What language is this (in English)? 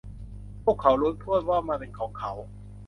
Thai